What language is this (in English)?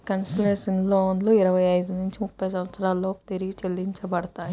Telugu